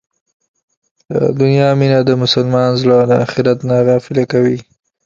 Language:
Pashto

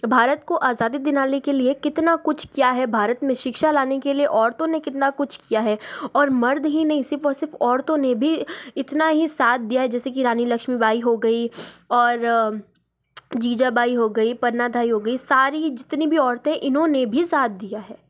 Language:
Hindi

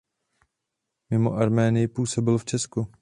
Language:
Czech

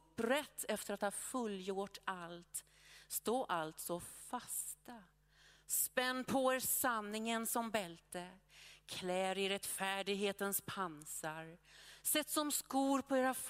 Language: Swedish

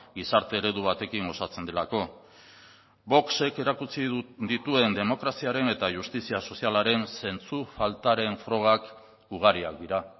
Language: Basque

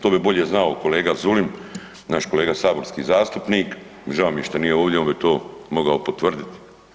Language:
Croatian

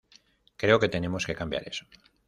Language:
Spanish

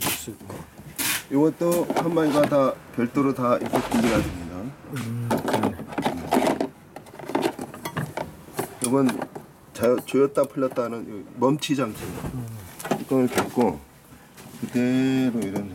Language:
Korean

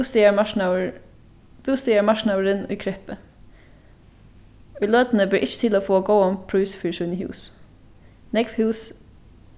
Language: Faroese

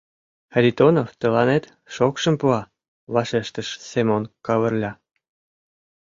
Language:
Mari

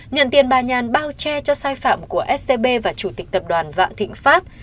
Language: Vietnamese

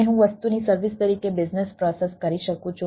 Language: Gujarati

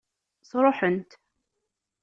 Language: Kabyle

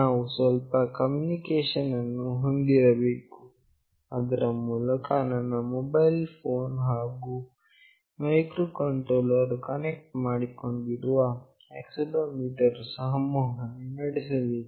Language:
Kannada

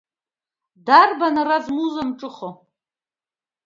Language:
Abkhazian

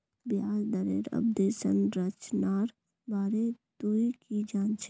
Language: Magahi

